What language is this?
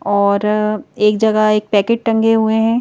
Hindi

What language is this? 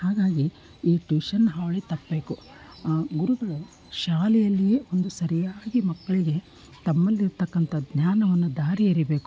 Kannada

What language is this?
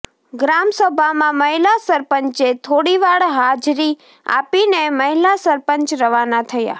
Gujarati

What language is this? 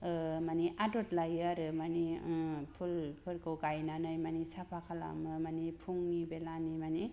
Bodo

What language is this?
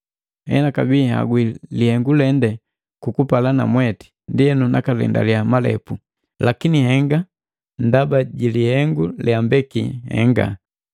Matengo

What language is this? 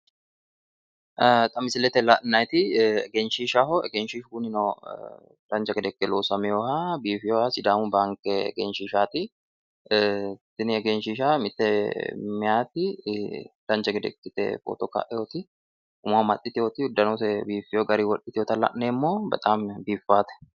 Sidamo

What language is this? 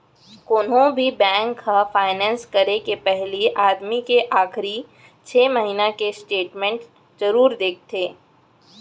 Chhattisgarhi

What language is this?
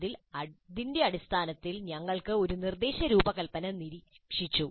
Malayalam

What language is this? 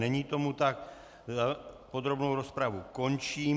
Czech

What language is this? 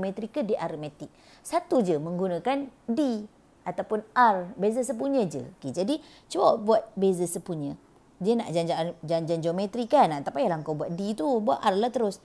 Malay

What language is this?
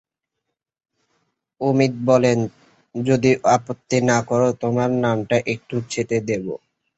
Bangla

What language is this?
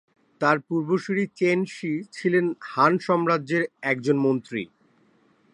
Bangla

